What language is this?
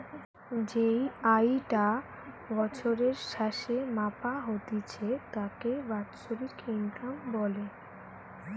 Bangla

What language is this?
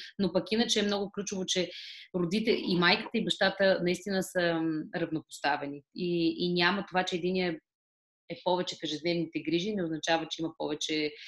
Bulgarian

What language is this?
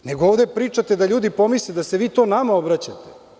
Serbian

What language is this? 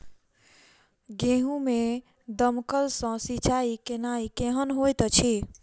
Maithili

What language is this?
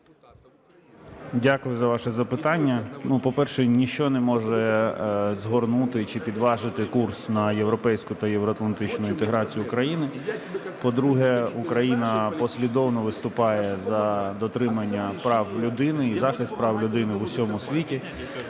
Ukrainian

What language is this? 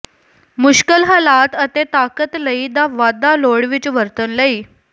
Punjabi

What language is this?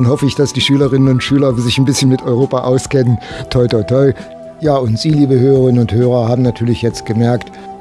German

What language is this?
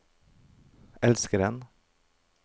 Norwegian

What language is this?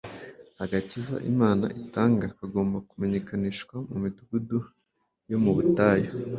Kinyarwanda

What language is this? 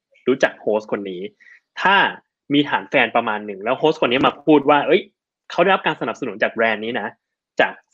Thai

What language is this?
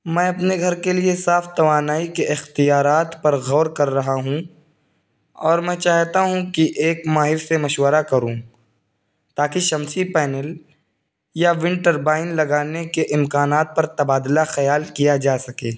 Urdu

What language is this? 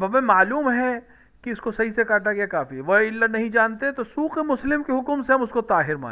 Arabic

